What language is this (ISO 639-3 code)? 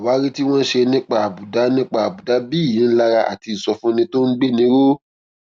yor